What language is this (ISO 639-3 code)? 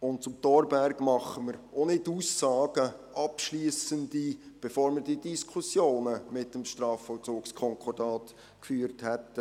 gsw